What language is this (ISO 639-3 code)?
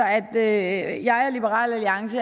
dan